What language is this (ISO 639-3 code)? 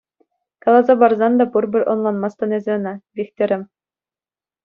chv